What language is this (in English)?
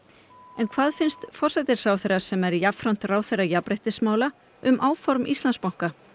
Icelandic